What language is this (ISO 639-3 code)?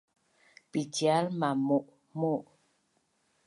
bnn